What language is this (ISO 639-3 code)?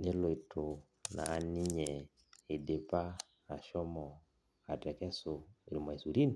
mas